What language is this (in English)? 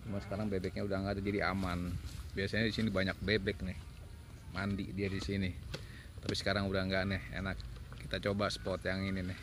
Indonesian